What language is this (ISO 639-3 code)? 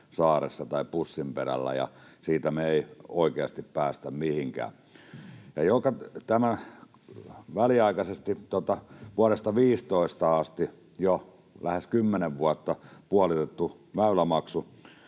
fin